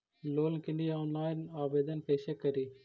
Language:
Magahi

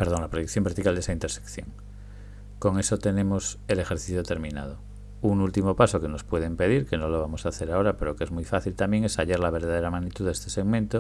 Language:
Spanish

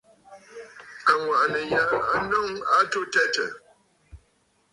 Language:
Bafut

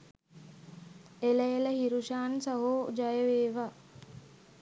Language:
Sinhala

